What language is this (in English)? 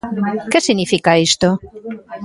Galician